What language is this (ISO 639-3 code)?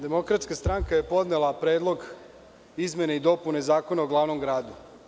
srp